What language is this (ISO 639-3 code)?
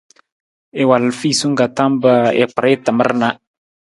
nmz